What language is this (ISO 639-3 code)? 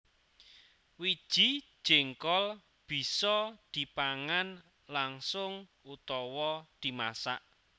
jav